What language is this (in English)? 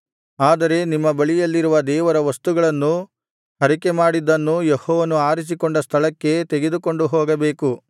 Kannada